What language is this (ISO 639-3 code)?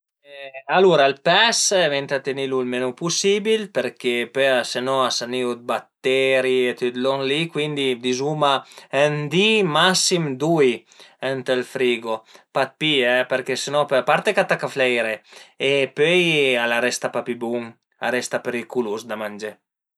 pms